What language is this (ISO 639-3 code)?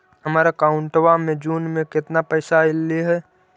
mag